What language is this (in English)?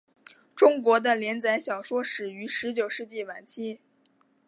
Chinese